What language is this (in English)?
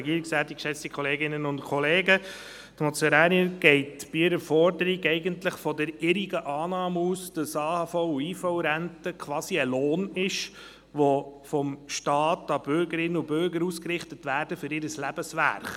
Swiss German